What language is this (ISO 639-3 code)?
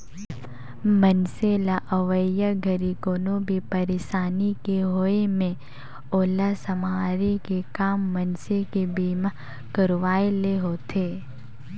hne